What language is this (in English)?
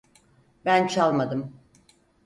Turkish